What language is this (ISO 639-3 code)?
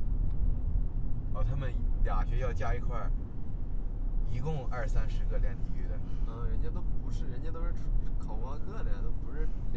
zho